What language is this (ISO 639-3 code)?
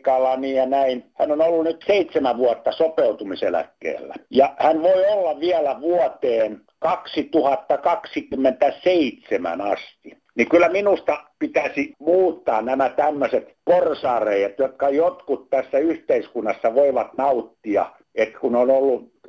fin